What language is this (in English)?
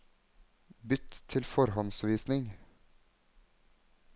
Norwegian